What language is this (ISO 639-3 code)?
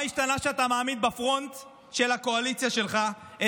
heb